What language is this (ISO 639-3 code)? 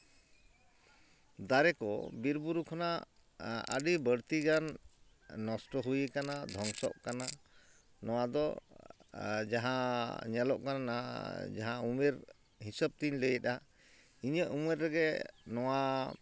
sat